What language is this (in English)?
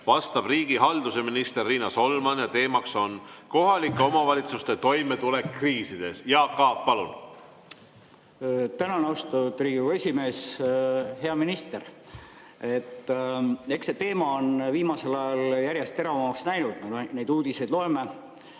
Estonian